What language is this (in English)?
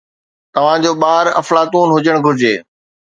Sindhi